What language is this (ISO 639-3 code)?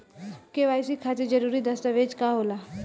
bho